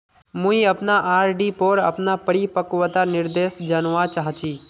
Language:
Magahi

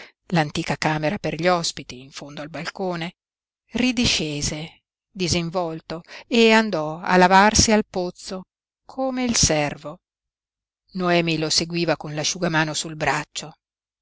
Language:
Italian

